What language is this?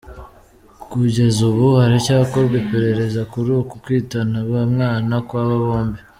Kinyarwanda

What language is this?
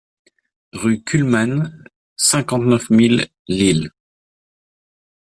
French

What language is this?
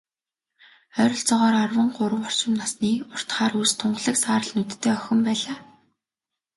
Mongolian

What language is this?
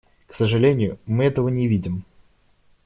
Russian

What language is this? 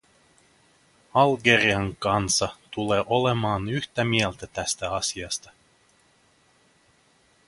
Finnish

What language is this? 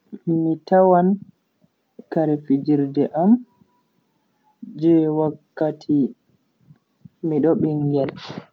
Bagirmi Fulfulde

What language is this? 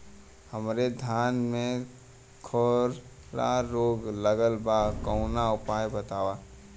Bhojpuri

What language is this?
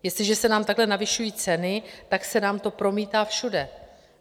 Czech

